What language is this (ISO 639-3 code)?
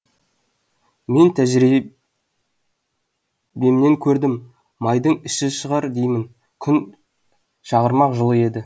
kaz